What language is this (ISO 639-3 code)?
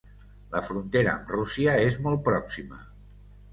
cat